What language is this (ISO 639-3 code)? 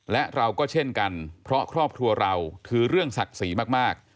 tha